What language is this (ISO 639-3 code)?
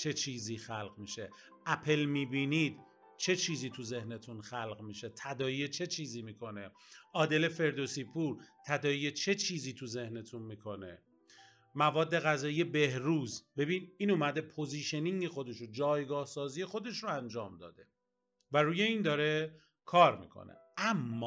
fas